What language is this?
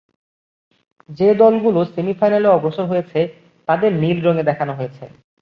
Bangla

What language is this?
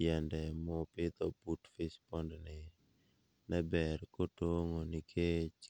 Luo (Kenya and Tanzania)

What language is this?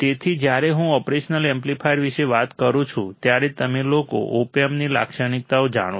Gujarati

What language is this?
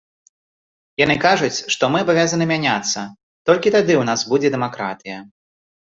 Belarusian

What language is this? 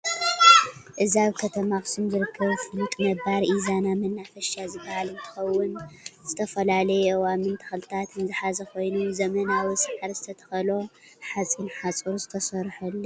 Tigrinya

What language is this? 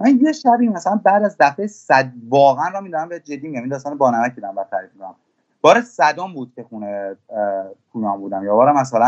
Persian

